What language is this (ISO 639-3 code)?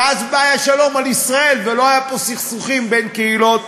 heb